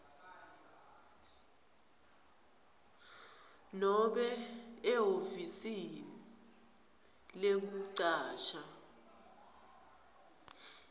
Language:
Swati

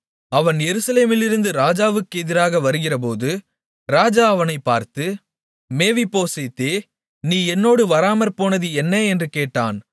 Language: Tamil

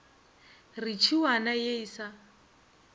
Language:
Northern Sotho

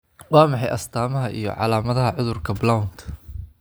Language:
Somali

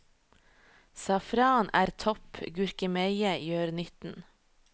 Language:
Norwegian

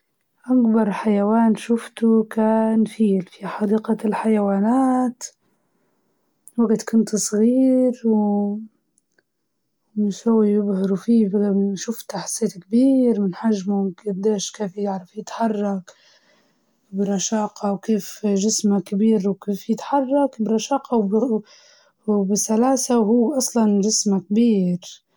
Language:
Libyan Arabic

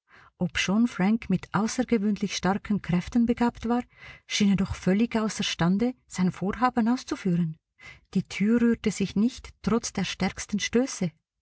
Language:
German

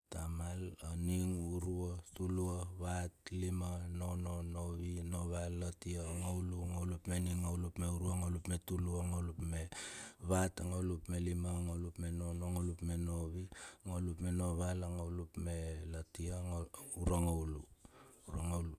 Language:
Bilur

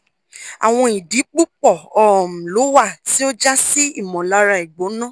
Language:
Yoruba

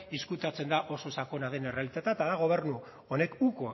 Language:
Basque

